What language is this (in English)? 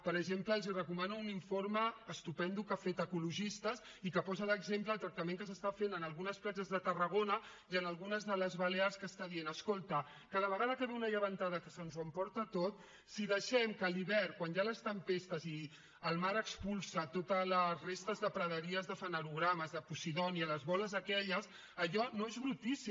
Catalan